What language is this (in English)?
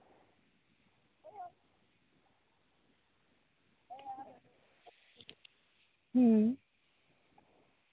Santali